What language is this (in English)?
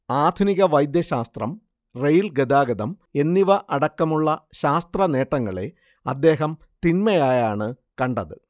Malayalam